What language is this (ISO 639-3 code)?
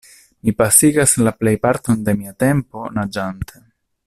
epo